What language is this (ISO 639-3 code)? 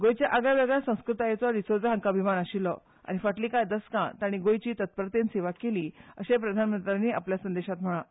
kok